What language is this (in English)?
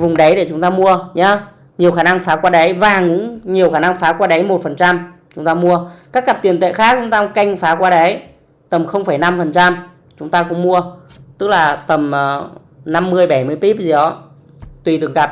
Vietnamese